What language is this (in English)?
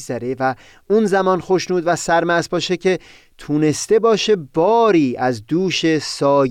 Persian